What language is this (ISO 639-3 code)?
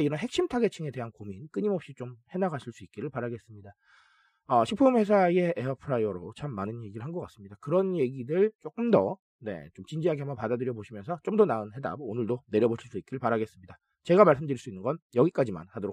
kor